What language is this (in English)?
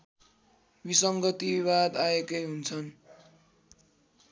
Nepali